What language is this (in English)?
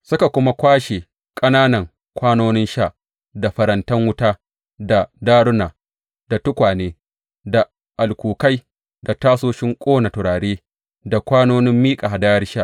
Hausa